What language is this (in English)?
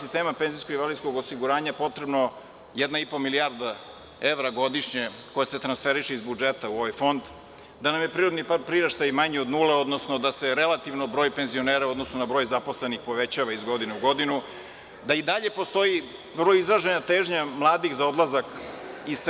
Serbian